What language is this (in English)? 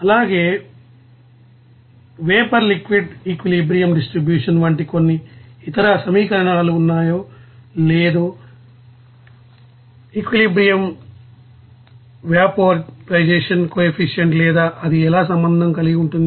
Telugu